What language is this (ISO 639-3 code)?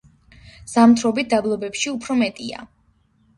kat